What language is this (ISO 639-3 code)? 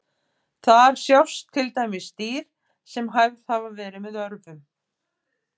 isl